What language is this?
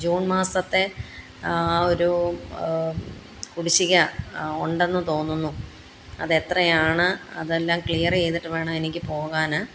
Malayalam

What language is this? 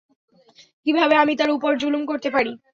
Bangla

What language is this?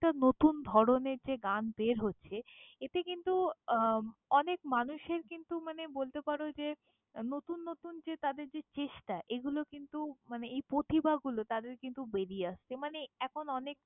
Bangla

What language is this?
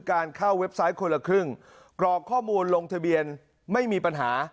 Thai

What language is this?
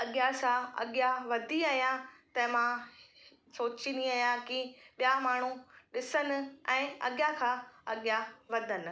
Sindhi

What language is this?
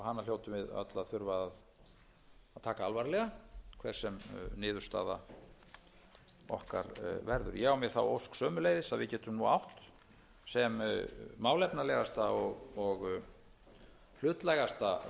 Icelandic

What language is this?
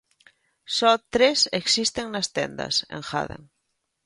Galician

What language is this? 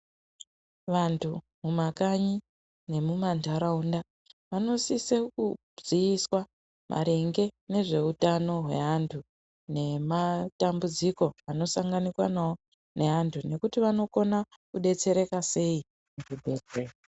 Ndau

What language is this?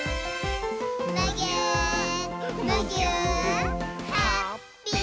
Japanese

